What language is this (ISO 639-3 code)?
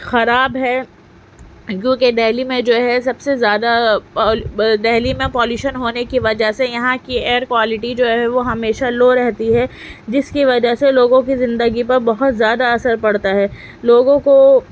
urd